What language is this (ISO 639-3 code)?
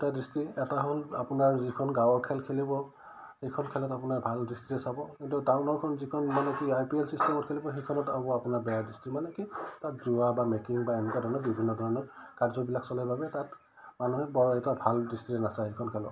asm